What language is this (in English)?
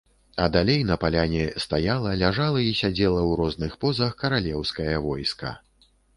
Belarusian